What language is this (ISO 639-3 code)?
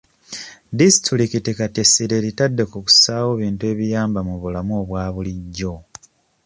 lug